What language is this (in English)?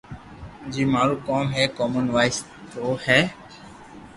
Loarki